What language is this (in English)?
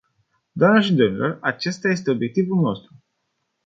Romanian